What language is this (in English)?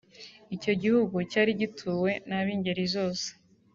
Kinyarwanda